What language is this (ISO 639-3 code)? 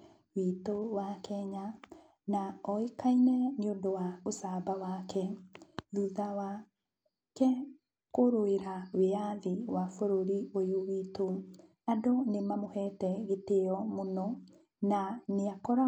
kik